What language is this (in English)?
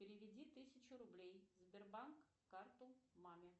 Russian